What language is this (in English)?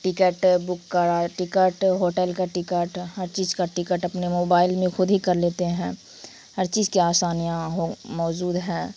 Urdu